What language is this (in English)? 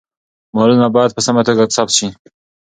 Pashto